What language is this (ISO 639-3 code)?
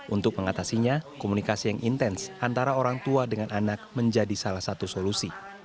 ind